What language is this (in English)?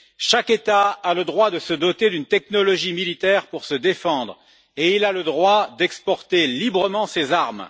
French